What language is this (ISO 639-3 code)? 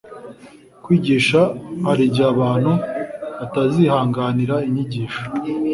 kin